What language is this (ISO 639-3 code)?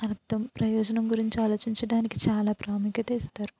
tel